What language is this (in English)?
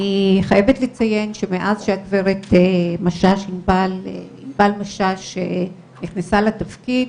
Hebrew